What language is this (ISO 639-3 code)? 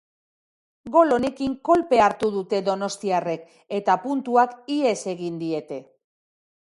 eus